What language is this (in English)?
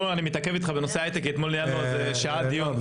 Hebrew